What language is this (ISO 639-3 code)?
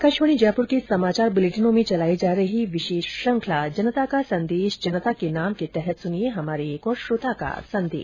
hin